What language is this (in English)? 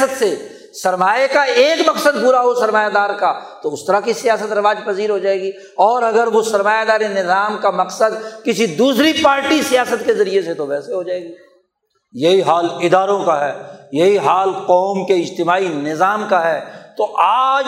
Urdu